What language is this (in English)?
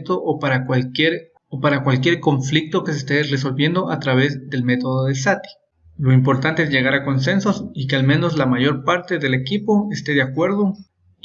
Spanish